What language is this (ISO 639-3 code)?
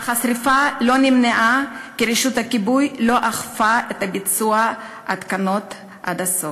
heb